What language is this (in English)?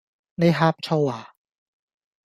Cantonese